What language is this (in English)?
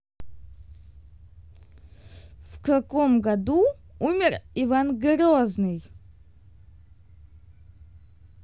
Russian